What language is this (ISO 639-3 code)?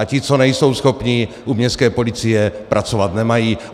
ces